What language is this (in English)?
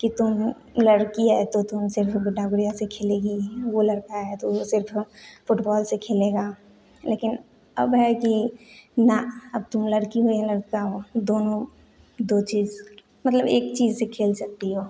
Hindi